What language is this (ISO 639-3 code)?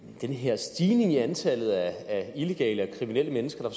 dan